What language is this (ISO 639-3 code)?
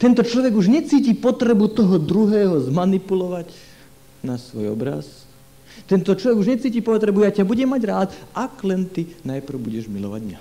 slk